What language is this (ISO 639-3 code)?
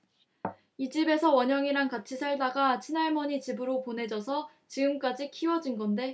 kor